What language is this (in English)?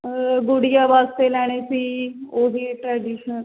Punjabi